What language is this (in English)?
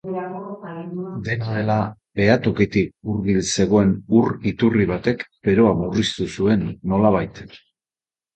Basque